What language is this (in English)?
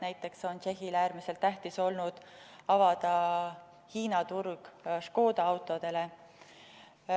Estonian